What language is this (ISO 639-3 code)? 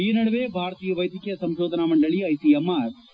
kan